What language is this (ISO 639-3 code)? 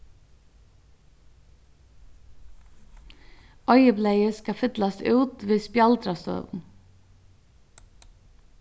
fao